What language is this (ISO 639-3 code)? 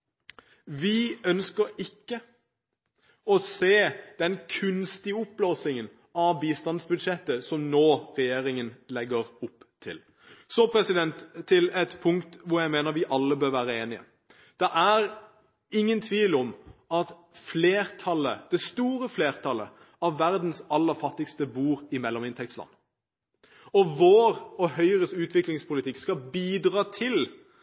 nob